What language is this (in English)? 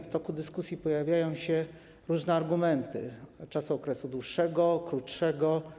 Polish